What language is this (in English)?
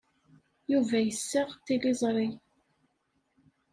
Kabyle